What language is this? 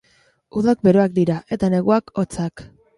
Basque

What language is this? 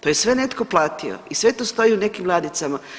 Croatian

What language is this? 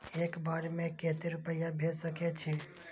Maithili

